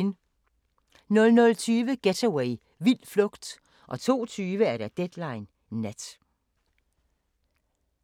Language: Danish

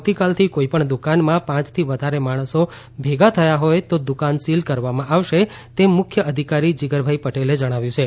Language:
Gujarati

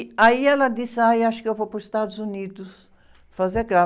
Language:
Portuguese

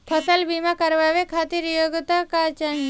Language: Bhojpuri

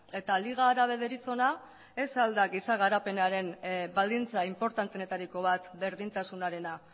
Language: Basque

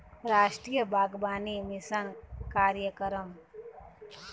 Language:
Chhattisgarhi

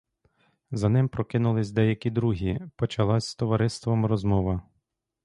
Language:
Ukrainian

